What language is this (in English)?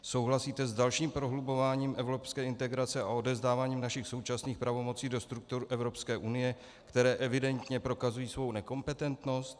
Czech